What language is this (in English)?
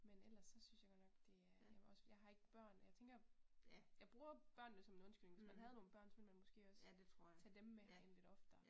Danish